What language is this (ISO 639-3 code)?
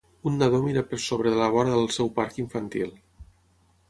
cat